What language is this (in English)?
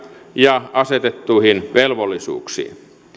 Finnish